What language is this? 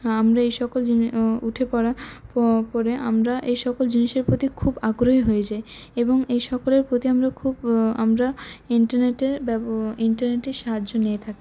Bangla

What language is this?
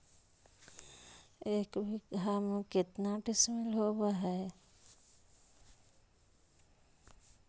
Magahi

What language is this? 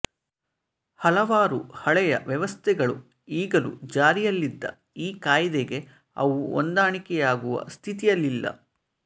Kannada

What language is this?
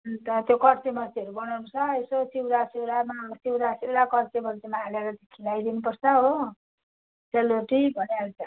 Nepali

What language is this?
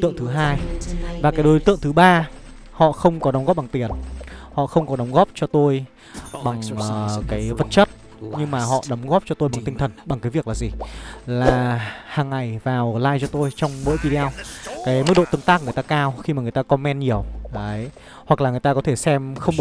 Vietnamese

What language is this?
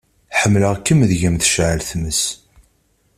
Kabyle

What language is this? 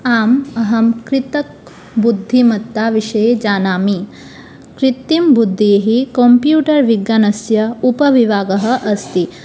Sanskrit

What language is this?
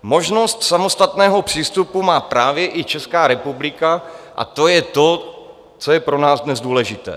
Czech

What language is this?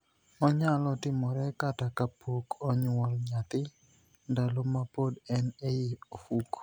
Luo (Kenya and Tanzania)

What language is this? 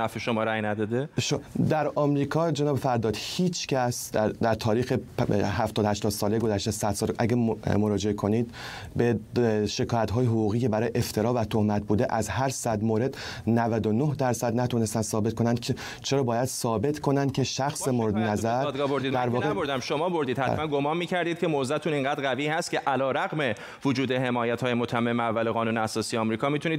Persian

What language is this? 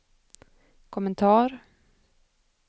Swedish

